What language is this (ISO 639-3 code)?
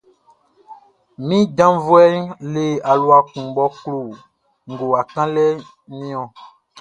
bci